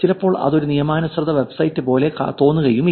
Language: Malayalam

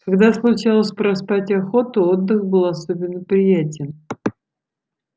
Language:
Russian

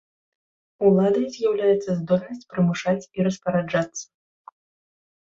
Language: Belarusian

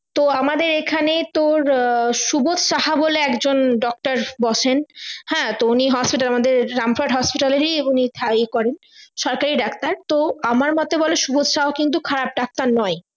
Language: Bangla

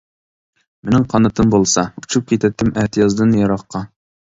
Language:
Uyghur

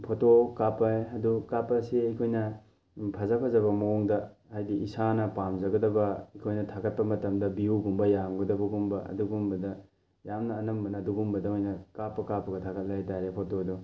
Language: Manipuri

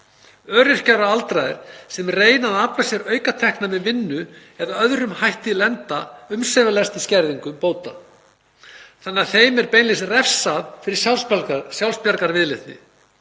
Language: Icelandic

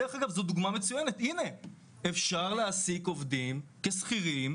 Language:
Hebrew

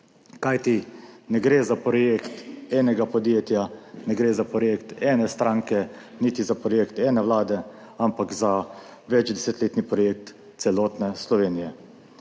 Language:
Slovenian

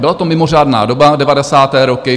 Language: Czech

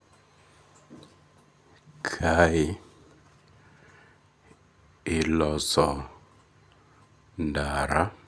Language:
Luo (Kenya and Tanzania)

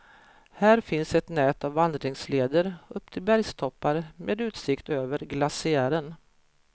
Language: Swedish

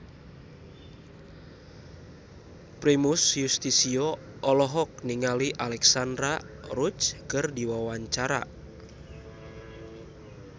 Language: Sundanese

